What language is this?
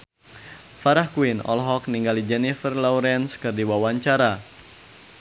Sundanese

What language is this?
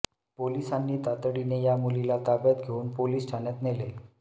Marathi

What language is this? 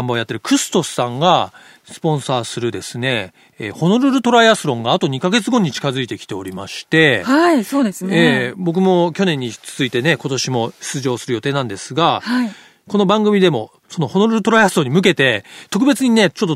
Japanese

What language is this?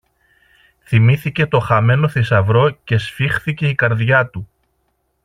Greek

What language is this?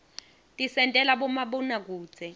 Swati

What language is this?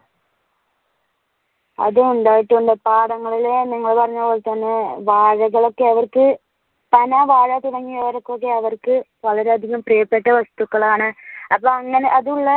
Malayalam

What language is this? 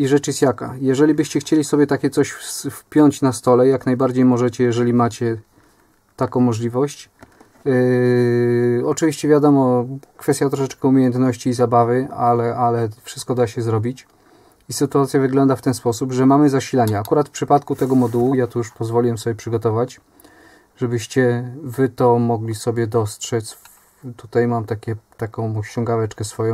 Polish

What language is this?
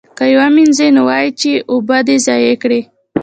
Pashto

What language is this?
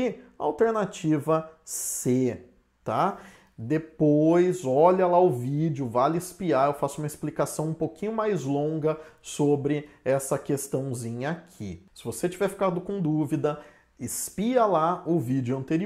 Portuguese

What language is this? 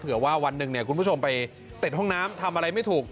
Thai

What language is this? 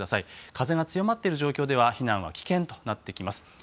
Japanese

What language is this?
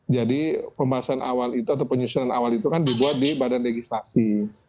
Indonesian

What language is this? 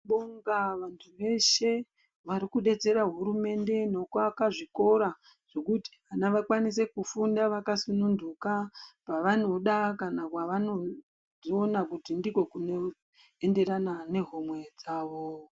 Ndau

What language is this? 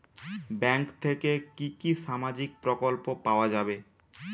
Bangla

